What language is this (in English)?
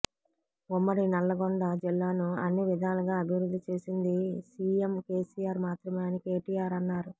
Telugu